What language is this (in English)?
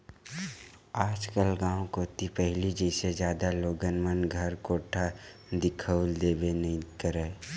Chhattisgarhi